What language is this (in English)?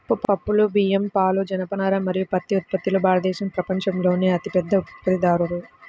Telugu